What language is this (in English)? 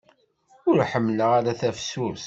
Kabyle